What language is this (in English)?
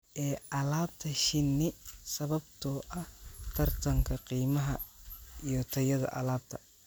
Somali